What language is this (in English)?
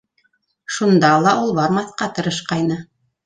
Bashkir